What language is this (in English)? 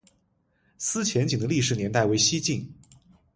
Chinese